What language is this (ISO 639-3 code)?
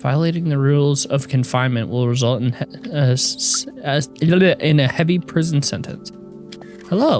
eng